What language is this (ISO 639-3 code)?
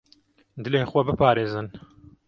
kur